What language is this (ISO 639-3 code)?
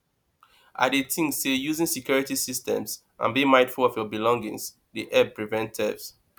pcm